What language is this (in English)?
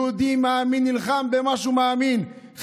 Hebrew